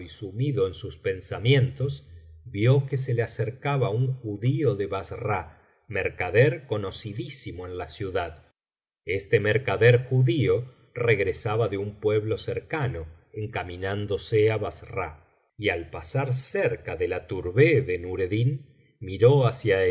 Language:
Spanish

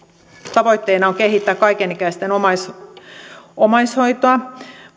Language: Finnish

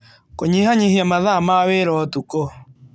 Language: Kikuyu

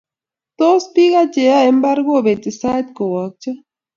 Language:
Kalenjin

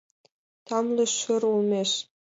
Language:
Mari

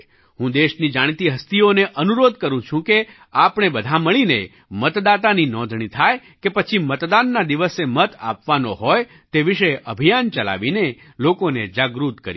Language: Gujarati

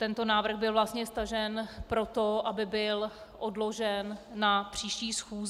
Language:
Czech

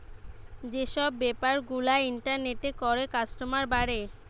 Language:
Bangla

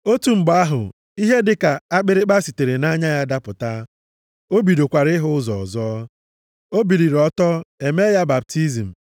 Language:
Igbo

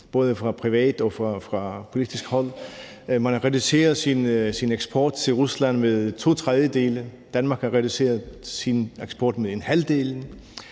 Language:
Danish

